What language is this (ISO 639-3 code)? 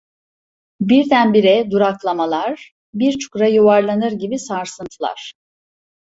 tur